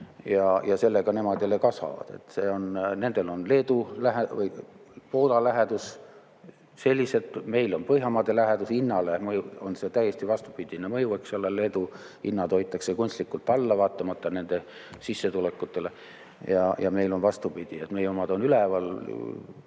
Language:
Estonian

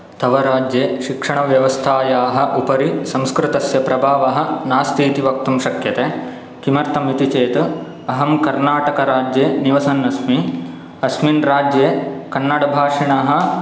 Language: Sanskrit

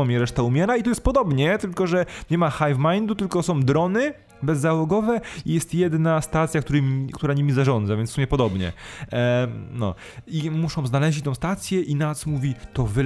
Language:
Polish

